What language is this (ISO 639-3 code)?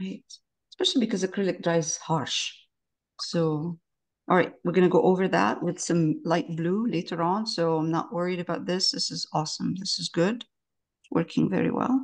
eng